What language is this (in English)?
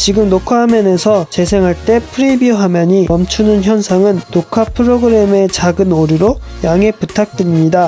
Korean